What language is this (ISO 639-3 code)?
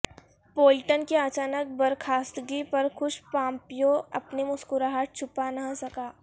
urd